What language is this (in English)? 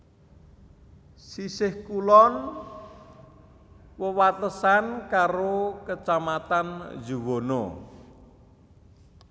Javanese